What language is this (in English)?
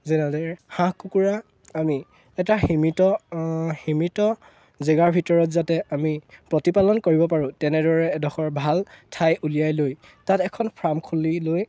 Assamese